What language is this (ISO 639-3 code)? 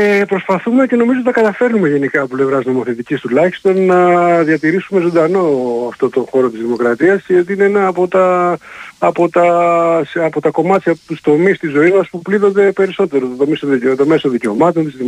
ell